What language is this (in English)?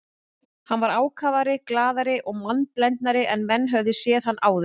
Icelandic